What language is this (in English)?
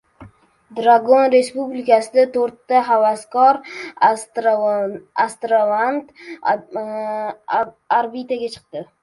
Uzbek